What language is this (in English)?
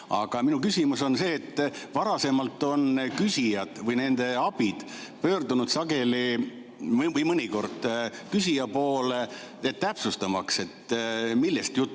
Estonian